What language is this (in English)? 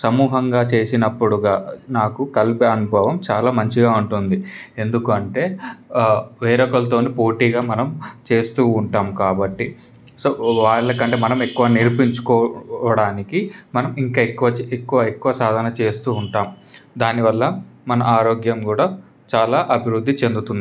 Telugu